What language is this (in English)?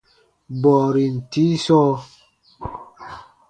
Baatonum